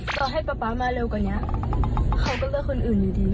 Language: Thai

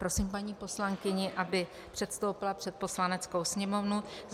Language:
Czech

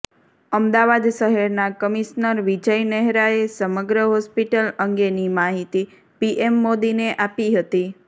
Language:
Gujarati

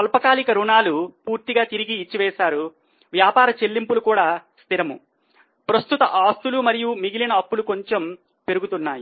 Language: Telugu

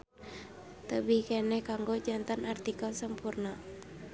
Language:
Sundanese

